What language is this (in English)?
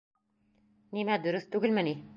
Bashkir